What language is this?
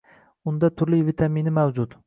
Uzbek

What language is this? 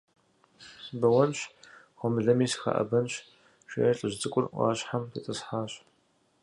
Kabardian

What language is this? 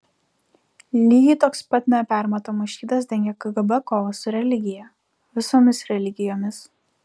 Lithuanian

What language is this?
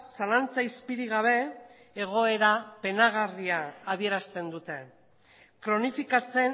Basque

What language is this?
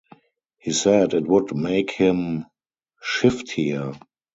English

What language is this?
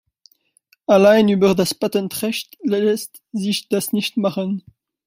German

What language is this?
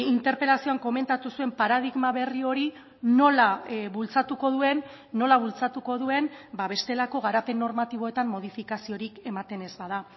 Basque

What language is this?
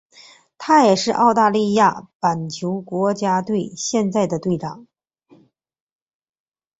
Chinese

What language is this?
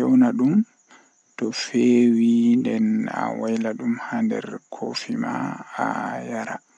Western Niger Fulfulde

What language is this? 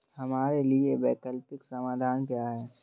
Hindi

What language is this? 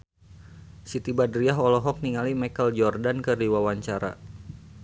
Sundanese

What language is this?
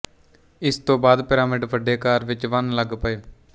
Punjabi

